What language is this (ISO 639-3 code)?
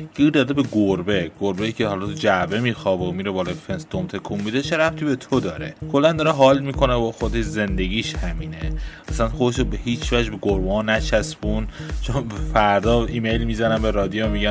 fas